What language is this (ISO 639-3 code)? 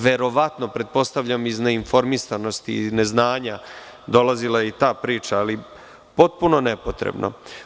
srp